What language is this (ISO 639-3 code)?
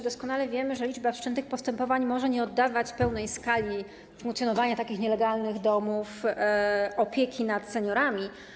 pol